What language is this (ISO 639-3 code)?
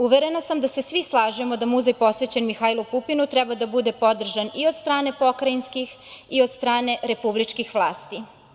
srp